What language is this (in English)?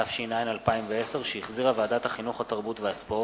Hebrew